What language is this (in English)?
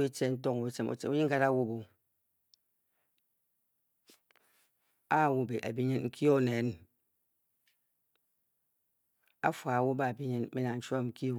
Bokyi